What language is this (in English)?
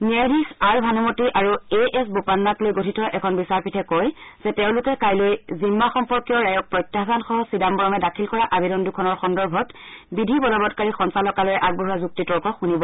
Assamese